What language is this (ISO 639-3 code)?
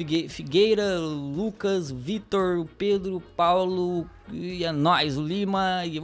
por